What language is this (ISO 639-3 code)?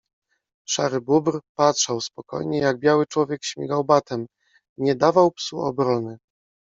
pol